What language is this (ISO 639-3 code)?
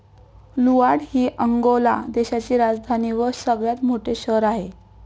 mar